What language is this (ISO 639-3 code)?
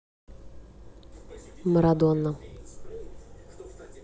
rus